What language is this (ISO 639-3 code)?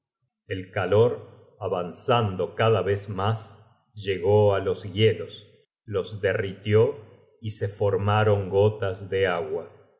spa